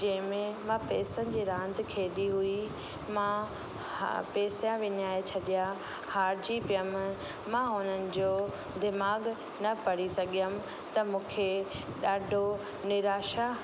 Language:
Sindhi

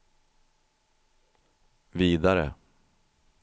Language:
Swedish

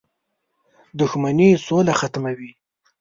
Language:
Pashto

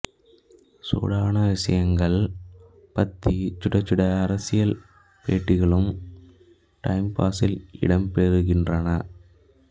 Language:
Tamil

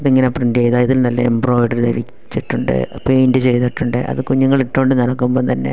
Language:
Malayalam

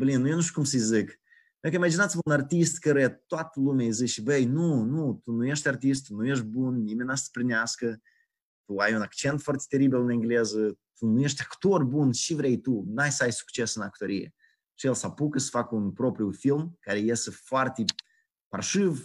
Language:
Romanian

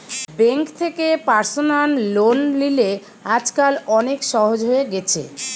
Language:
Bangla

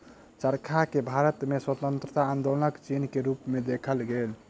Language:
Maithili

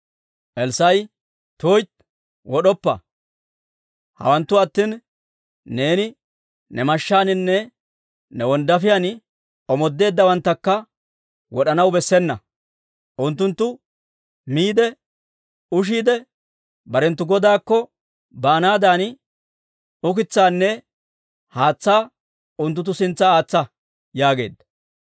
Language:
Dawro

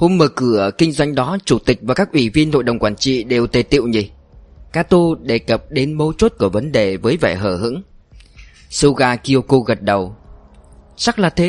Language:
Vietnamese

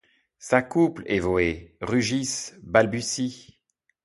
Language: French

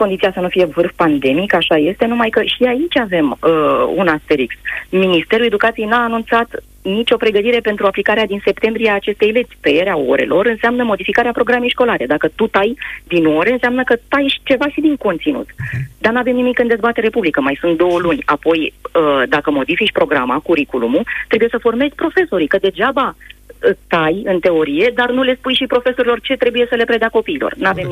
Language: Romanian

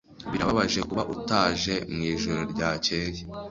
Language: Kinyarwanda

